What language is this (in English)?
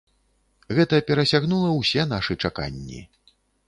Belarusian